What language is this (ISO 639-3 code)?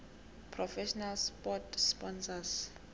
nbl